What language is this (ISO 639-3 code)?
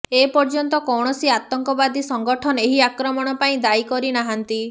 ori